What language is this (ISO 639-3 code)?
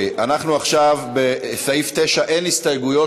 heb